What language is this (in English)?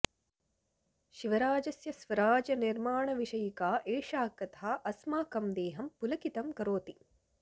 Sanskrit